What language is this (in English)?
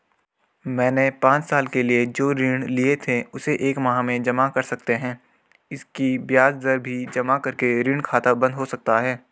Hindi